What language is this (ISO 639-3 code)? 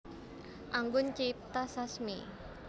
jav